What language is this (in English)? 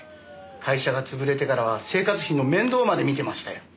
Japanese